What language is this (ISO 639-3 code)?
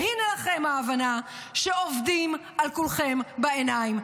heb